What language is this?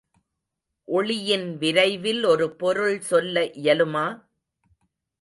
Tamil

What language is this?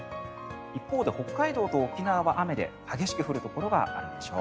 Japanese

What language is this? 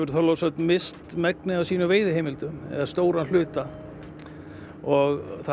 Icelandic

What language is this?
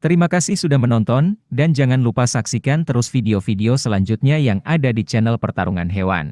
Indonesian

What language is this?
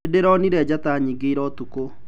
Kikuyu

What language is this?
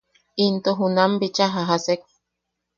Yaqui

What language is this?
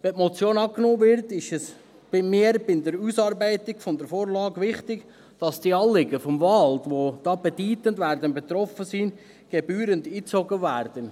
Swiss German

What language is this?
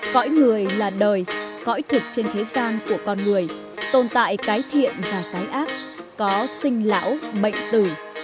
Vietnamese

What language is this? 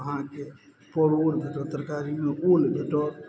Maithili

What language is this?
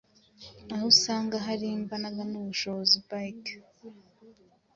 Kinyarwanda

